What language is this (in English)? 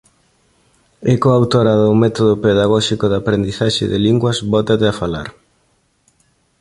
Galician